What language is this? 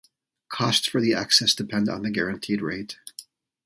English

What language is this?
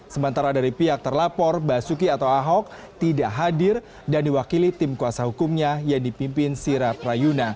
Indonesian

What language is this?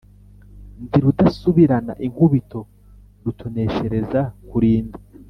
Kinyarwanda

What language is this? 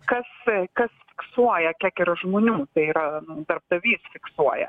Lithuanian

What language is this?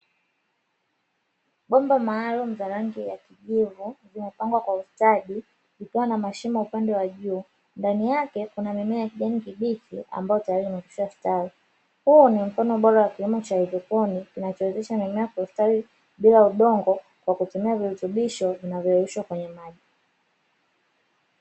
Swahili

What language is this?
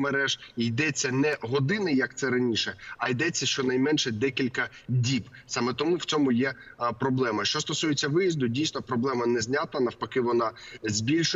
Ukrainian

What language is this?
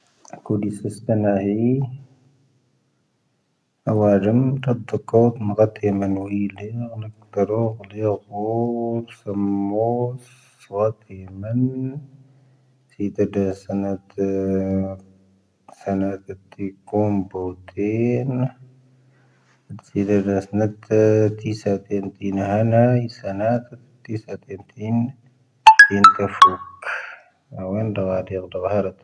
Tahaggart Tamahaq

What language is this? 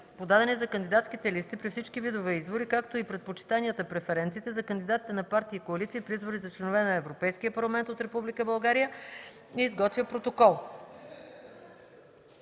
Bulgarian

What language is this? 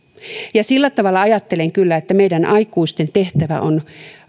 Finnish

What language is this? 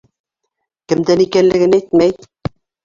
Bashkir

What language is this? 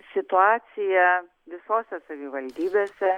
Lithuanian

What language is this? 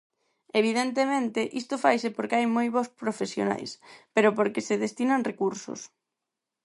Galician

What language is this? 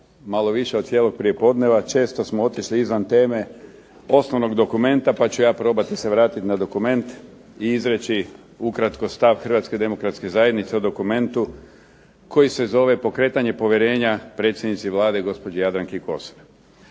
Croatian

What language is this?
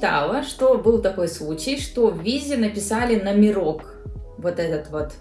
Russian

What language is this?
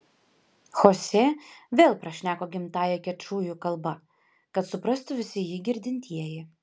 Lithuanian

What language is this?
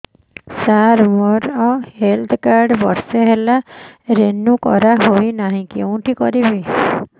Odia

